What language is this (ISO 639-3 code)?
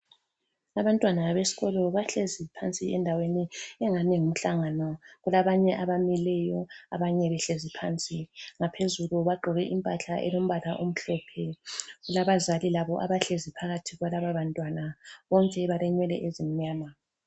nde